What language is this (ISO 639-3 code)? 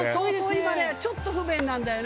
jpn